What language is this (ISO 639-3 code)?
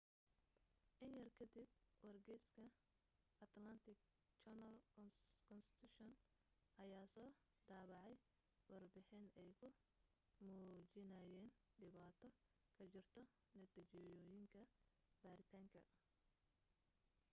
som